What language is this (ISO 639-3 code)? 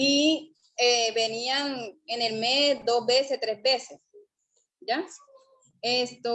spa